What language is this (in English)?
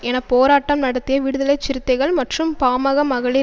Tamil